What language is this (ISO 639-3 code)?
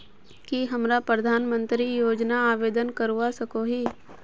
mag